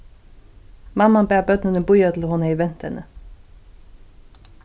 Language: Faroese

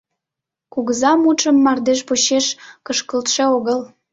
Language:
Mari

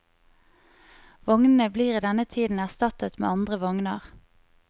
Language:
Norwegian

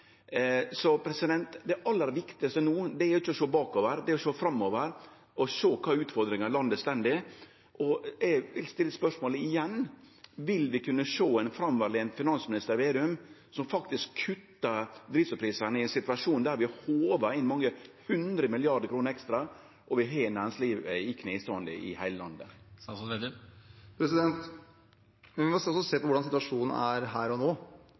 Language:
Norwegian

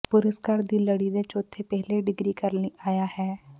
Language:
Punjabi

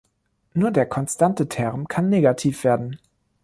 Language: German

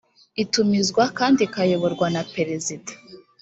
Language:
Kinyarwanda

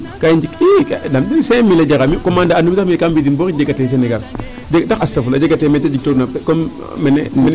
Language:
Serer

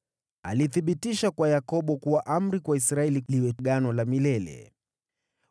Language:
Swahili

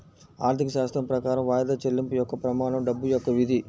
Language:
Telugu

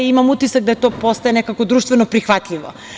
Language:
Serbian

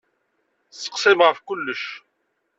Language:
Kabyle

